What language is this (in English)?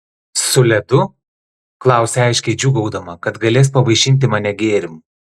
Lithuanian